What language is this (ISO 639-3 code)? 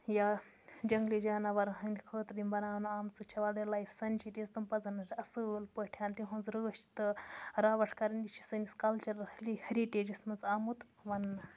kas